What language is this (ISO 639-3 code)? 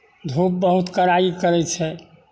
mai